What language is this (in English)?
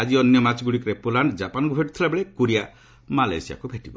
Odia